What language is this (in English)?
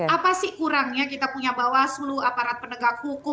Indonesian